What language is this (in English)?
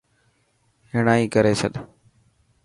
Dhatki